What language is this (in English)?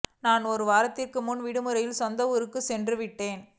Tamil